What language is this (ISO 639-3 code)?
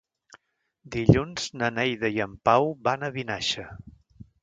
cat